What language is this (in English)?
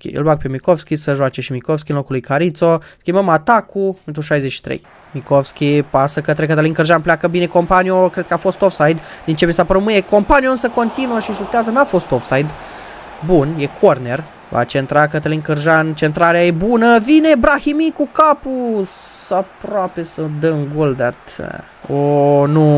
Romanian